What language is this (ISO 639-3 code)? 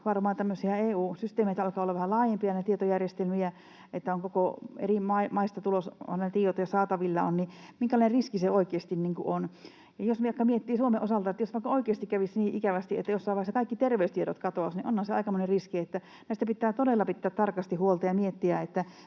fin